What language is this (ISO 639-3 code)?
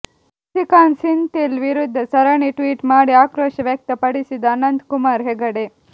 kan